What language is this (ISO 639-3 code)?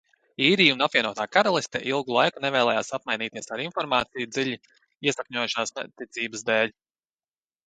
lav